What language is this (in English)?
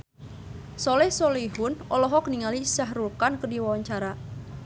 Sundanese